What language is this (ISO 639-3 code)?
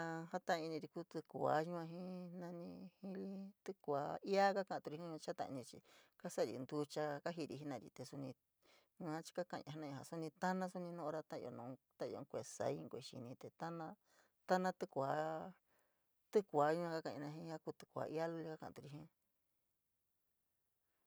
mig